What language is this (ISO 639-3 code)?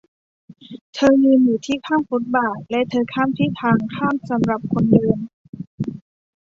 tha